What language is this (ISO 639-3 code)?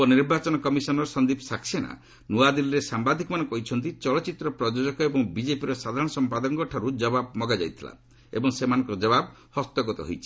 ori